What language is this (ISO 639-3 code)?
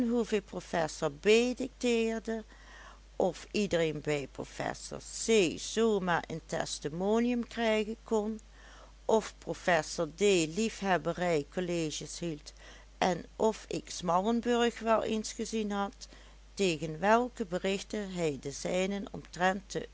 nld